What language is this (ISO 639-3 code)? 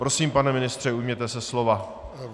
ces